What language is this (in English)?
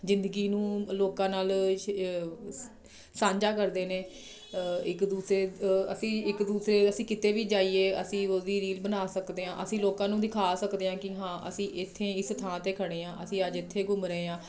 Punjabi